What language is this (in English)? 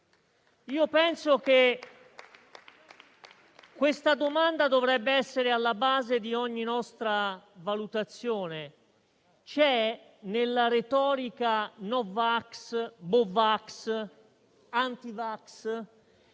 Italian